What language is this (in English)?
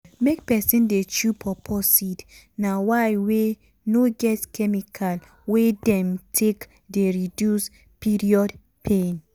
Nigerian Pidgin